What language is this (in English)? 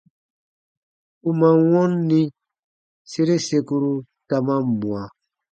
Baatonum